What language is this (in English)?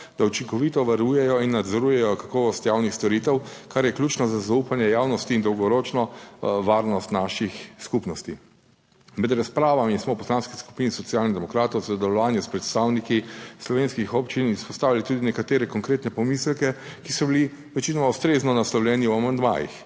Slovenian